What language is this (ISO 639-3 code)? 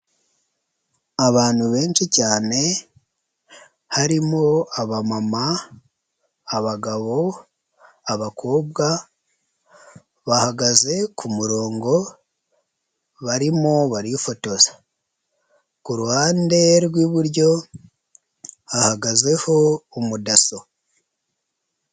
kin